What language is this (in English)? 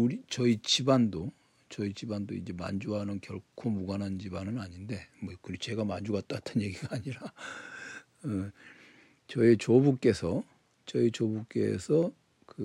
Korean